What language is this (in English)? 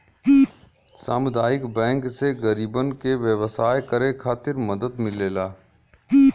Bhojpuri